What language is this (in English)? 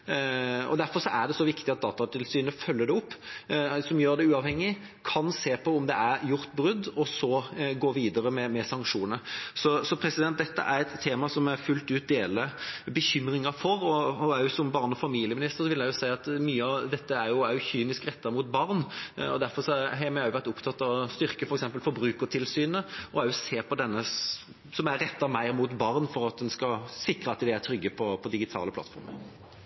Norwegian Bokmål